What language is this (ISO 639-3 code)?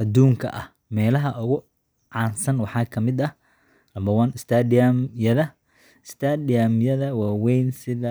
som